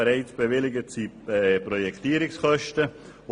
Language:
Swiss German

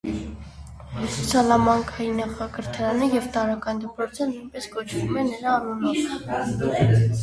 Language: Armenian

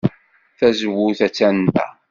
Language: Kabyle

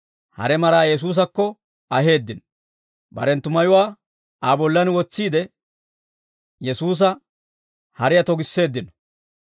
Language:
Dawro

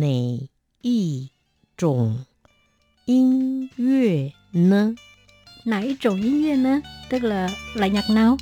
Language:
Vietnamese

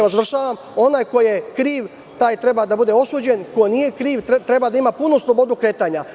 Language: Serbian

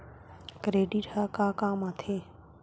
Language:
Chhattisgarhi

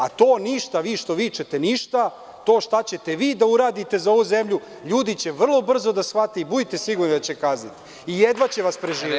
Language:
Serbian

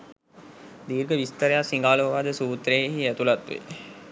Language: Sinhala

